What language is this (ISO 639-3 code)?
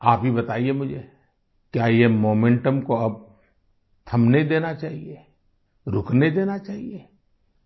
hin